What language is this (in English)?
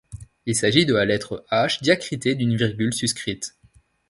French